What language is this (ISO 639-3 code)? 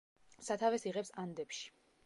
kat